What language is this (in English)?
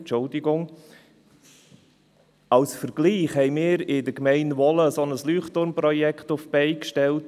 Swiss German